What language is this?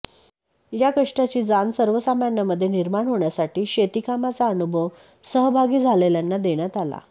Marathi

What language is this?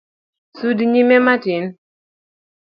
Luo (Kenya and Tanzania)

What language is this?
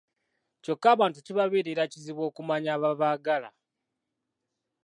Ganda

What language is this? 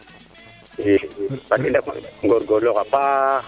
Serer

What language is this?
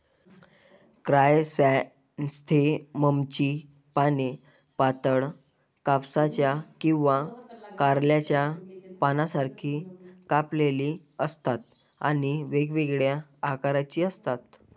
Marathi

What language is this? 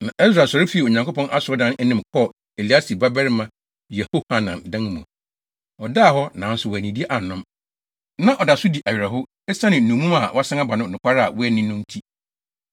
Akan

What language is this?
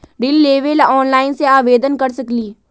Magahi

